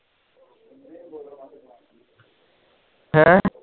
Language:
Punjabi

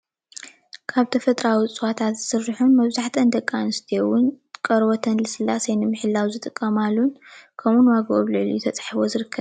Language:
Tigrinya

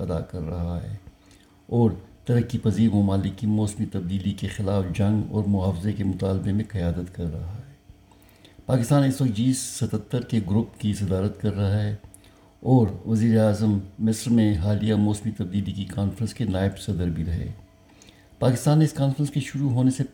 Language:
Urdu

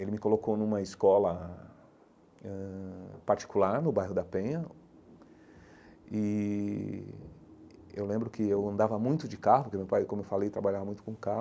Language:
Portuguese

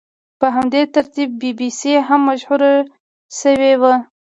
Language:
Pashto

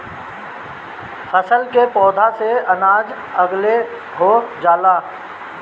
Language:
Bhojpuri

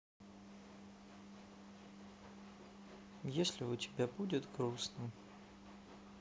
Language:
Russian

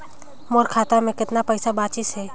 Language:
Chhattisgarhi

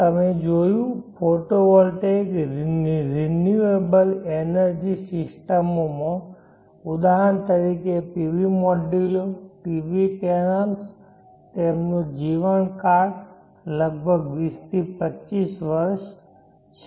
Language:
Gujarati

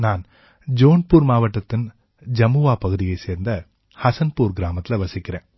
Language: Tamil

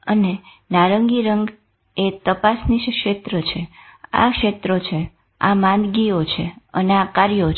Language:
Gujarati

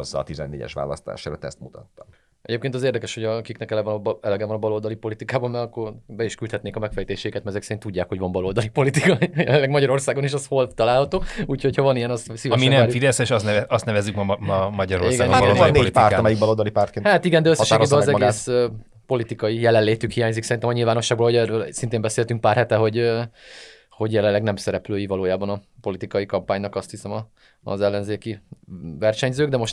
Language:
Hungarian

